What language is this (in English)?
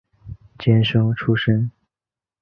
Chinese